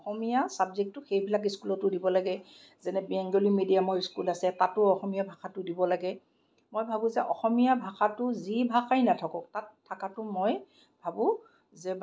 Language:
Assamese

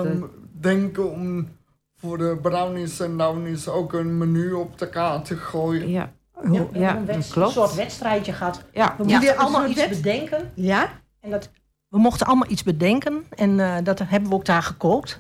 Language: Dutch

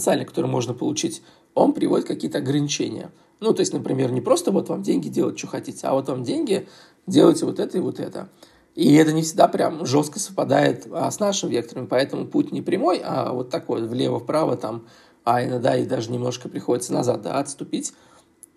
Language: Russian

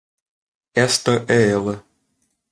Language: Portuguese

